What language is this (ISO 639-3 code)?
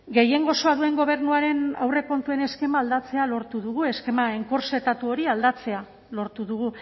eus